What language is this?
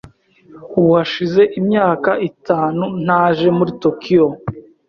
Kinyarwanda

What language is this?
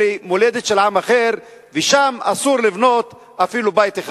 Hebrew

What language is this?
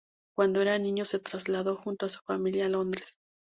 Spanish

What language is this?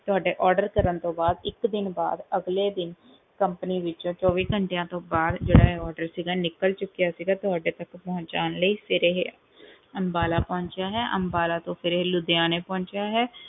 Punjabi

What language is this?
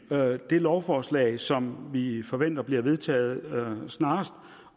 Danish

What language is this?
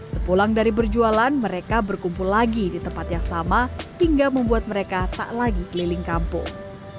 Indonesian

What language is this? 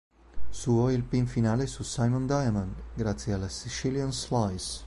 Italian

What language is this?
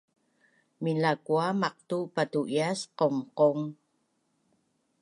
Bunun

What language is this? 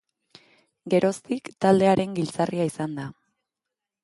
Basque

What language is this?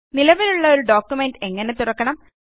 Malayalam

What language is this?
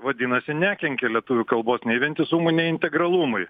Lithuanian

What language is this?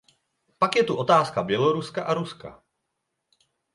Czech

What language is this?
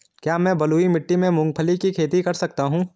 Hindi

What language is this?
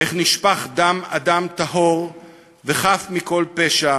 Hebrew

